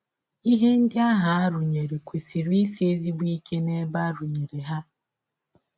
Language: Igbo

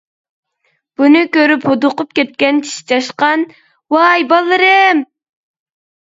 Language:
Uyghur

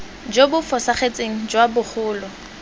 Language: Tswana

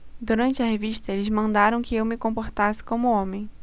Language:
Portuguese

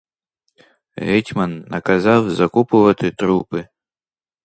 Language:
Ukrainian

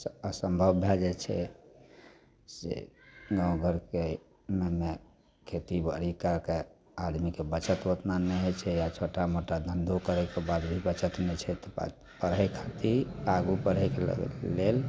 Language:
Maithili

